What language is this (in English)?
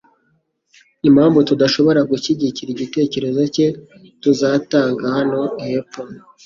Kinyarwanda